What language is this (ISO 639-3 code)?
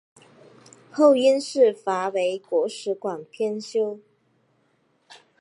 zho